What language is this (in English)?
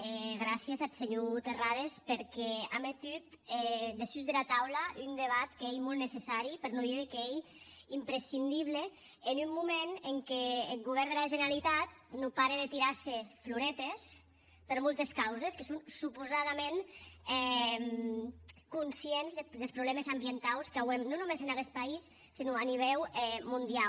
Catalan